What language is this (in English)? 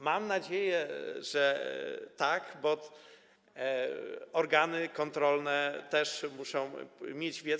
Polish